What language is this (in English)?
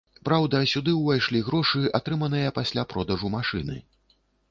Belarusian